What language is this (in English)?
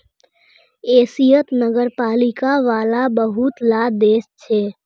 Magahi